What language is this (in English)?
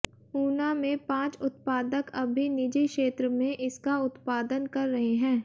Hindi